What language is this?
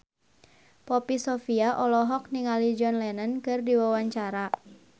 Sundanese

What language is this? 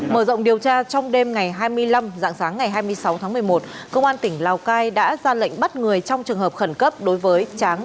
Vietnamese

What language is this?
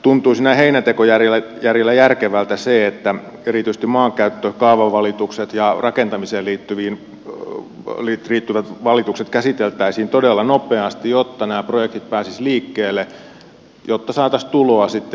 Finnish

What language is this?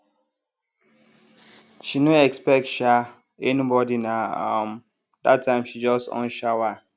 Nigerian Pidgin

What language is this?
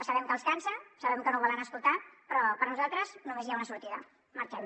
Catalan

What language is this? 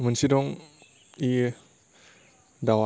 Bodo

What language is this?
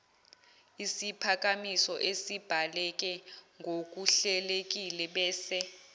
Zulu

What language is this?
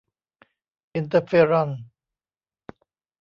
Thai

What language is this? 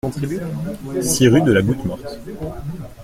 French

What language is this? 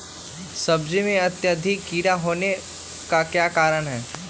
Magahi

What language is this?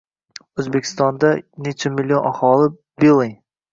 Uzbek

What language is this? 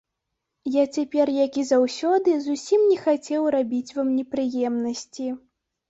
Belarusian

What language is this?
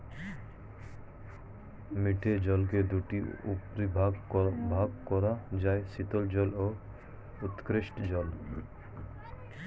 Bangla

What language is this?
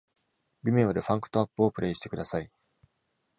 Japanese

